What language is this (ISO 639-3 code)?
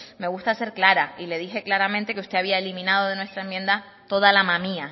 spa